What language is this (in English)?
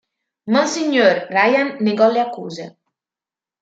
Italian